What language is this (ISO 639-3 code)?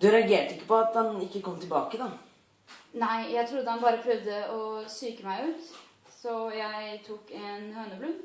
nor